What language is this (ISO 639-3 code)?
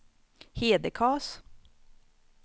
swe